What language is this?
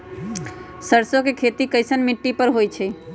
Magahi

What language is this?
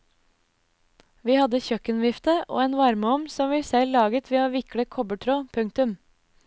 Norwegian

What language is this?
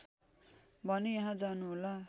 Nepali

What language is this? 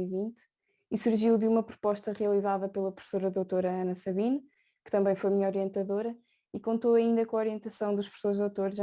Portuguese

